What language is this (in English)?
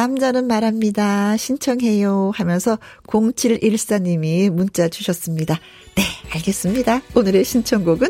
Korean